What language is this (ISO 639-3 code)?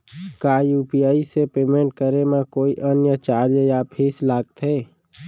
hne